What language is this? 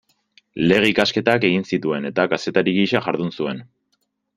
Basque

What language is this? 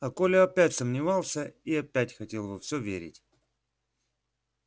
Russian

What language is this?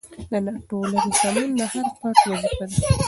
Pashto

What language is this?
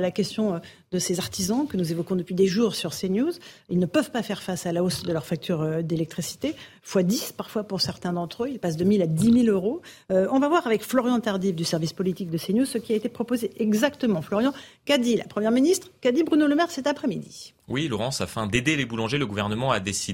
French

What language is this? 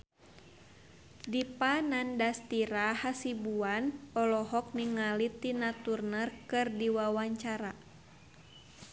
Sundanese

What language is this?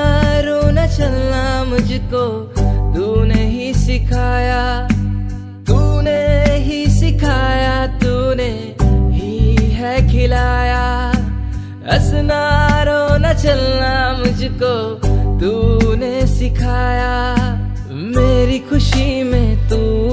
Hindi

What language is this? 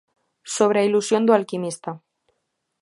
Galician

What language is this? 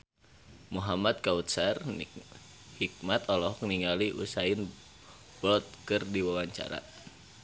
Sundanese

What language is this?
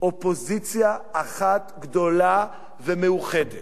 Hebrew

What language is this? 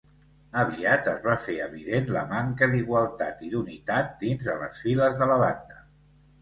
Catalan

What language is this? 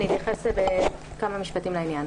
Hebrew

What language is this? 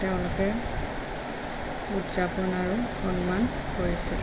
Assamese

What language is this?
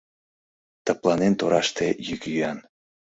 Mari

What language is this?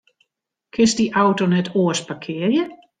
Western Frisian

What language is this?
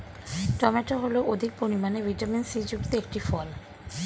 Bangla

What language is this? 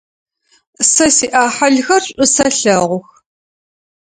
Adyghe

